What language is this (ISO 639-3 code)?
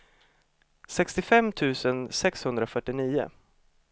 swe